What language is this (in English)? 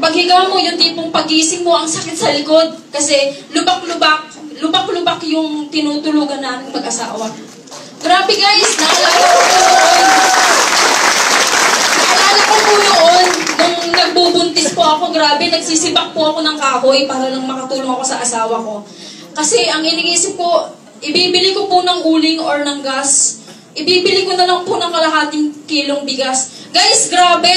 Filipino